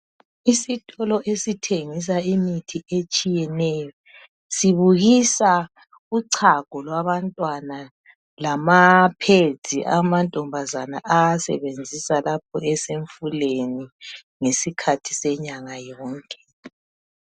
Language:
North Ndebele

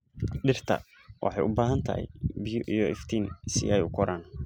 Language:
Somali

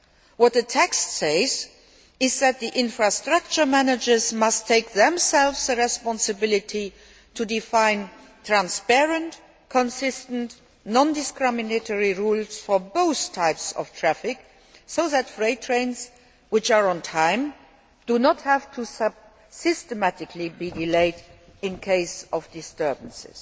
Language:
English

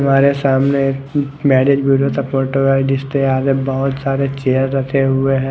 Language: Hindi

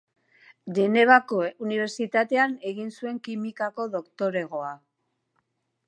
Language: Basque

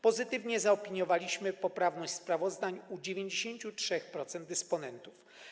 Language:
Polish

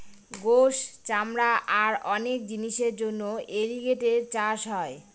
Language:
Bangla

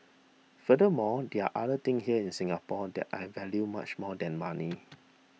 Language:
English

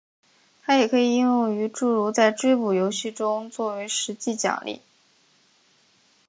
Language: Chinese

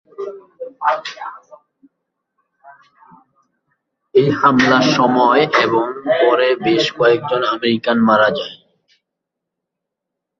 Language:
Bangla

